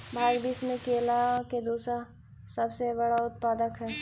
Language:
Magahi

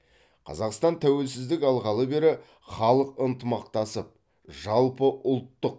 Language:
Kazakh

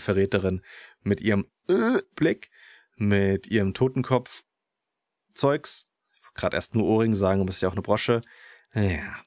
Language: German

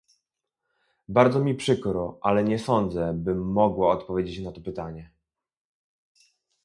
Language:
Polish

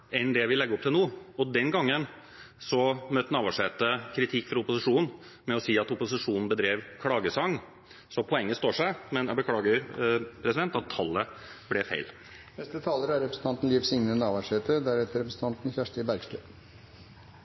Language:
Norwegian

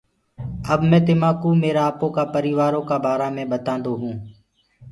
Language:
Gurgula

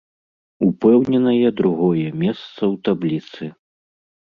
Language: Belarusian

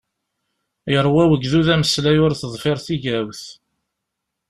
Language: Kabyle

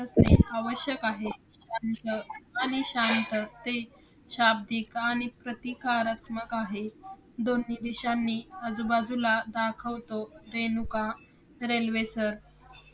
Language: Marathi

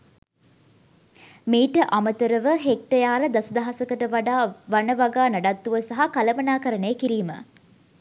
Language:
Sinhala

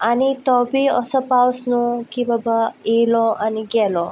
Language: Konkani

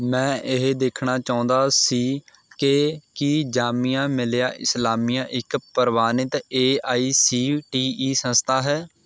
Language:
Punjabi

